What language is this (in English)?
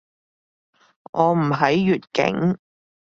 Cantonese